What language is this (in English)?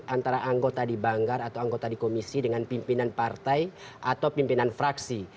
Indonesian